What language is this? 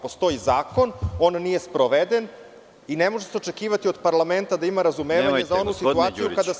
Serbian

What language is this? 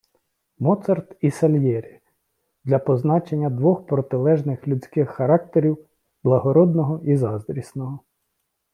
Ukrainian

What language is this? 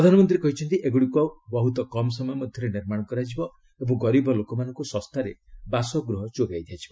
Odia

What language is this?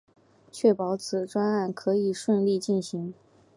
Chinese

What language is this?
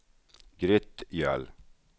Swedish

